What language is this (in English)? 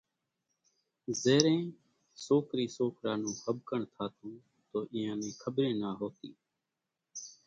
Kachi Koli